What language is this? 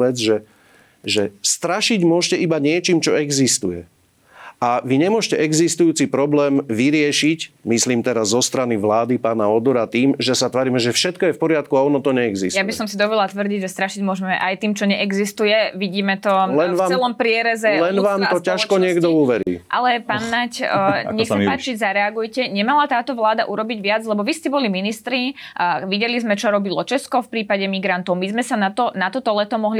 Slovak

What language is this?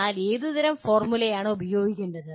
Malayalam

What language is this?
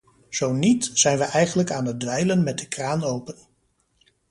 Dutch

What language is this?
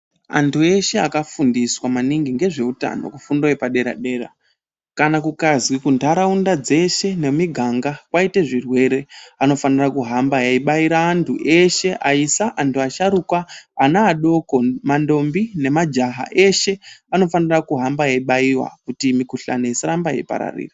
Ndau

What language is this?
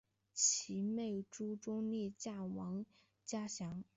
Chinese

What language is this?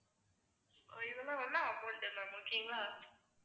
Tamil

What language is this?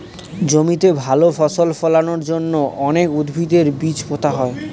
Bangla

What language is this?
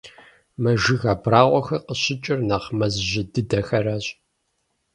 Kabardian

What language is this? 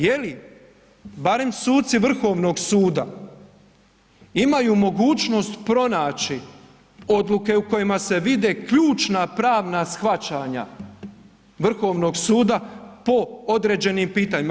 Croatian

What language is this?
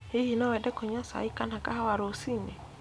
Kikuyu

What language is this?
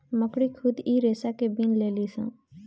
Bhojpuri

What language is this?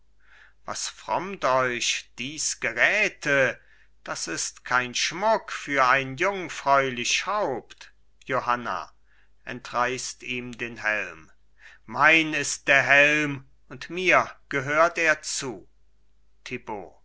German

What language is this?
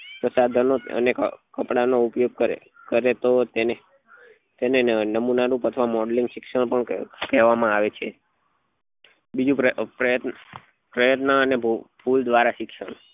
Gujarati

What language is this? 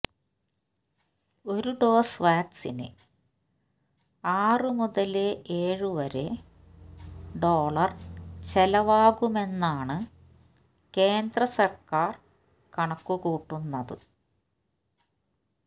Malayalam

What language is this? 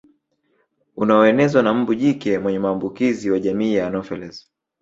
Swahili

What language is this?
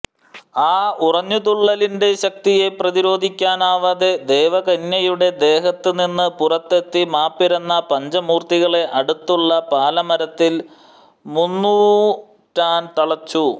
Malayalam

